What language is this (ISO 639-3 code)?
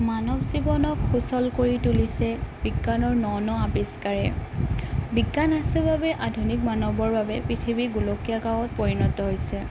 asm